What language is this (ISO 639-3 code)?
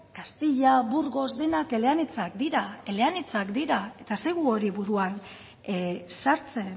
eus